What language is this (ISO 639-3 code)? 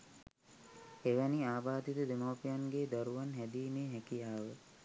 sin